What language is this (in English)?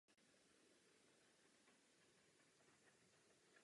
Czech